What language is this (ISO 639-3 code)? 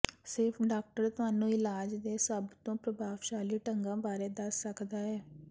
pan